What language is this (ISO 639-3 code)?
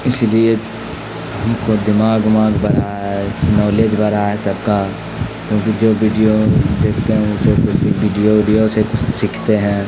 urd